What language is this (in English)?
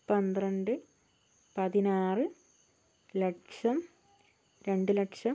Malayalam